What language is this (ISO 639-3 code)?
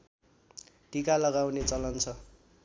nep